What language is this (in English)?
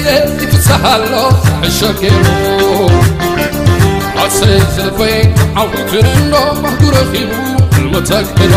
Arabic